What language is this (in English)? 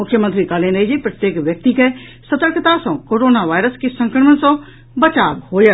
Maithili